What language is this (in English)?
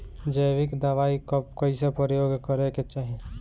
Bhojpuri